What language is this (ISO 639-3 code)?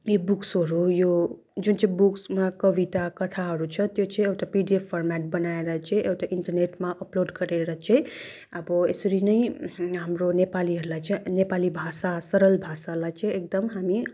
nep